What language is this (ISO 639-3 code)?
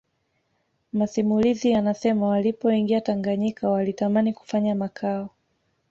swa